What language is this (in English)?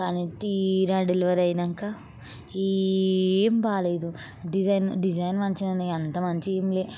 Telugu